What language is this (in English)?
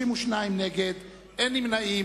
Hebrew